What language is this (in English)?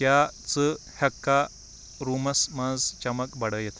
Kashmiri